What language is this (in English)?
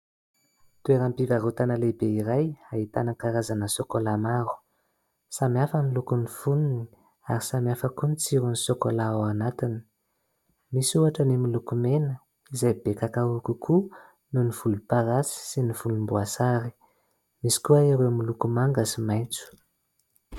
Malagasy